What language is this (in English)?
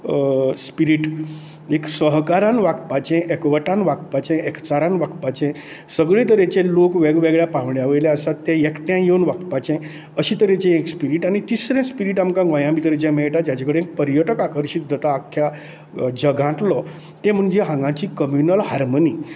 Konkani